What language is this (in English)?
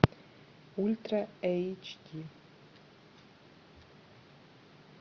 Russian